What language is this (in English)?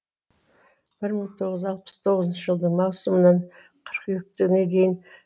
Kazakh